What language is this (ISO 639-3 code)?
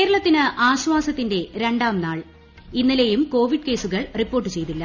mal